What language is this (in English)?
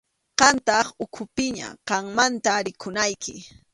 Arequipa-La Unión Quechua